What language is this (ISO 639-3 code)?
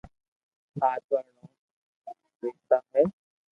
lrk